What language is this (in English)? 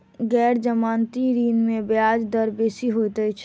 Maithili